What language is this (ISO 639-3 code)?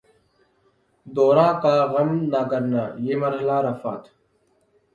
urd